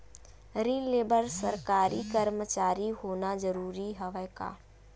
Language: Chhattisgarhi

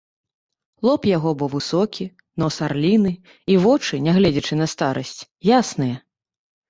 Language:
Belarusian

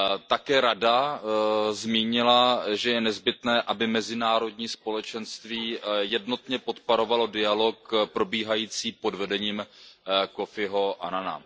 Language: Czech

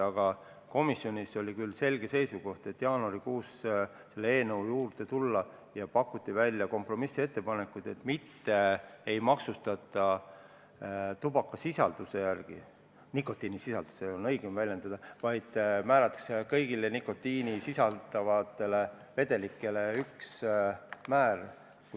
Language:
Estonian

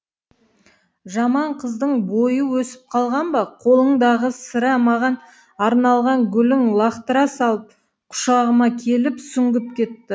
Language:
Kazakh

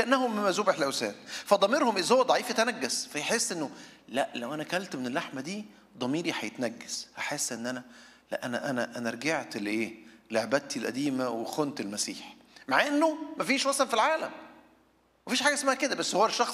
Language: Arabic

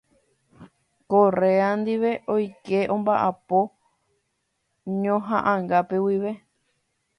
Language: Guarani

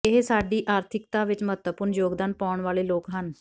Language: Punjabi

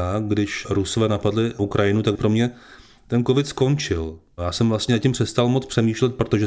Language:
Czech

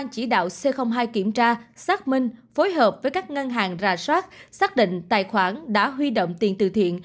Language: Vietnamese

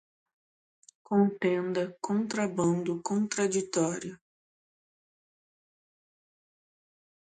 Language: Portuguese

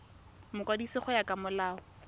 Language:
Tswana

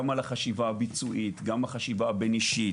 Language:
Hebrew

